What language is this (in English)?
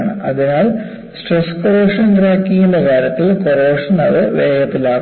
Malayalam